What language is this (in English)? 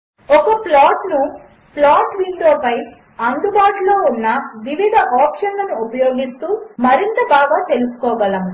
Telugu